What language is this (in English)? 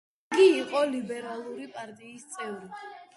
Georgian